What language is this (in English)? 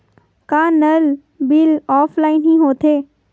Chhattisgarhi